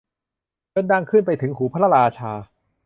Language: Thai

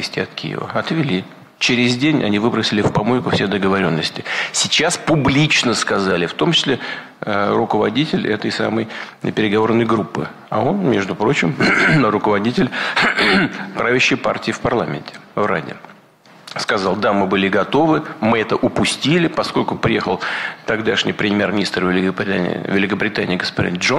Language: Russian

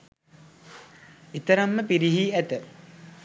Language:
Sinhala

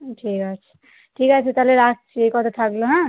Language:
Bangla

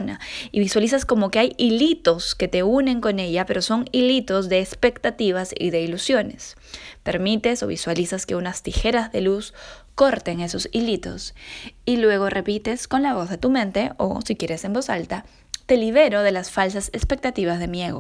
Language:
Spanish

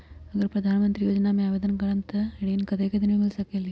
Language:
Magahi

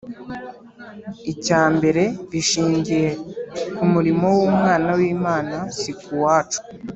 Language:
Kinyarwanda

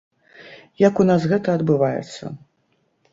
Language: Belarusian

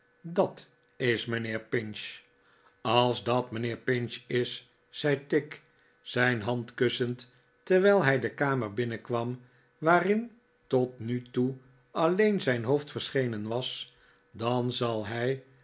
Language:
Dutch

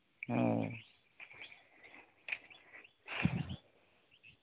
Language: Santali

